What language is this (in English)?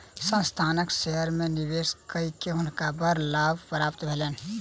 Maithili